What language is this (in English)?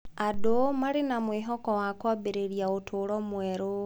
Kikuyu